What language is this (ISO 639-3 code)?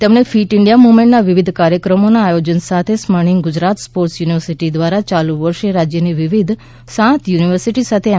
guj